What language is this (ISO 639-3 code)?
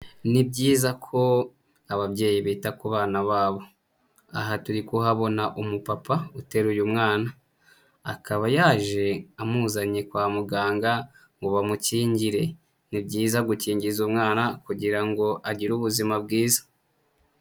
kin